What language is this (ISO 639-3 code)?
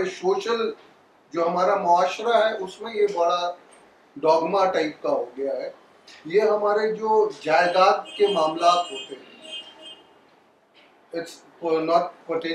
urd